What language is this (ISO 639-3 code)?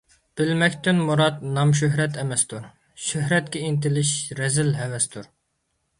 uig